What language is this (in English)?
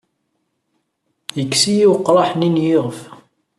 Kabyle